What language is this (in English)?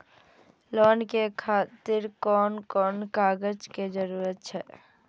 Maithili